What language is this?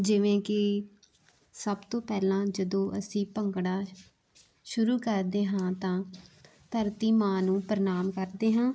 Punjabi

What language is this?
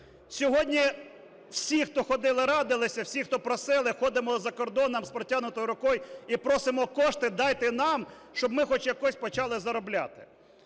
Ukrainian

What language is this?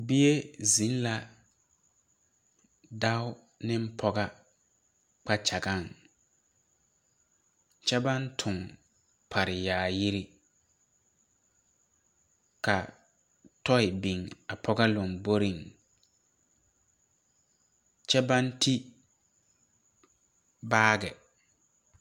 Southern Dagaare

